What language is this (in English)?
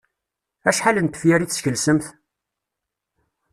Kabyle